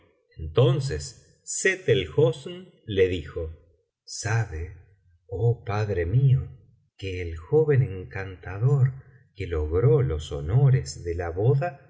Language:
Spanish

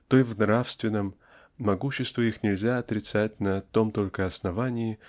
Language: Russian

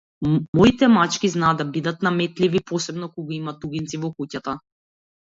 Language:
Macedonian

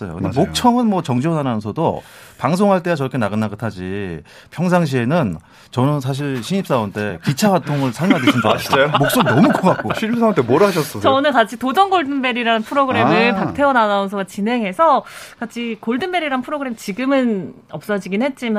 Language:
Korean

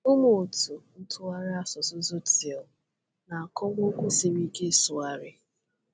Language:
Igbo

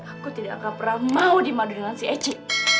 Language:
Indonesian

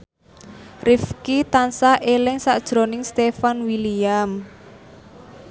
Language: Javanese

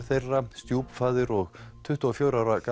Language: Icelandic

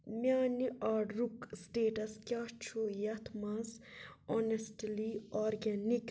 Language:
Kashmiri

